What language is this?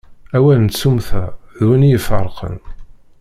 Kabyle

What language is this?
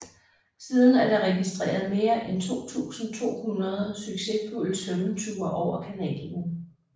Danish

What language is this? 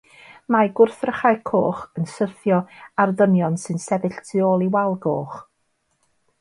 Welsh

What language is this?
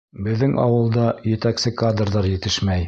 Bashkir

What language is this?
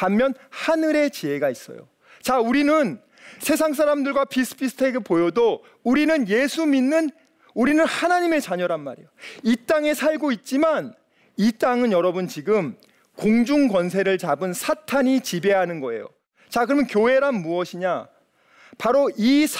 Korean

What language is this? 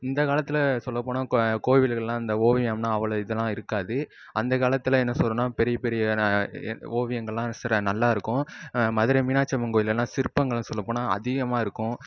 Tamil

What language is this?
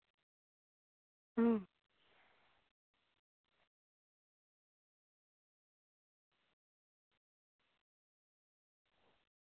Santali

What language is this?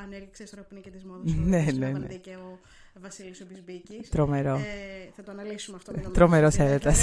Greek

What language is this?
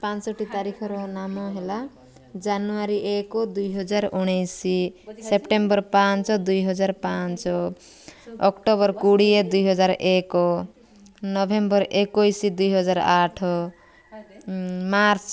Odia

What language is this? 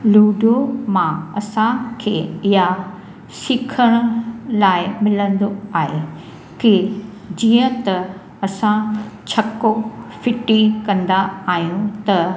Sindhi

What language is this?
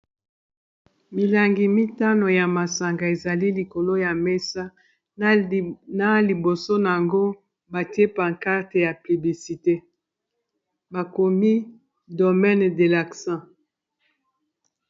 Lingala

